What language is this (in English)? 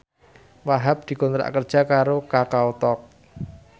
Javanese